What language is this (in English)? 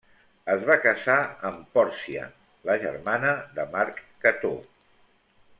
Catalan